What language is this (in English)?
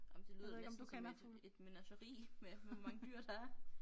Danish